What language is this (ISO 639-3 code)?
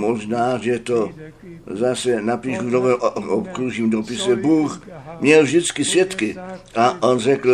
ces